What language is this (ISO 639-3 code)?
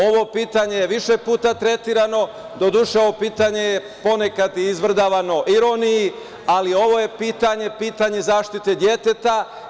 srp